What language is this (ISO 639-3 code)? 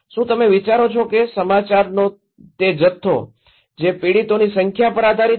guj